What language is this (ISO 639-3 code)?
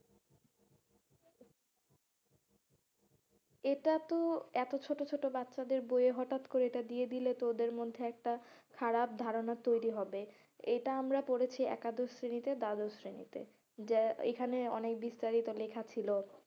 ben